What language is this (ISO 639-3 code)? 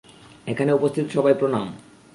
ben